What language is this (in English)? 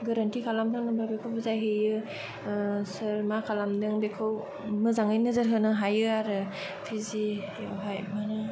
Bodo